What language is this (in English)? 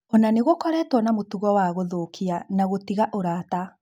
Kikuyu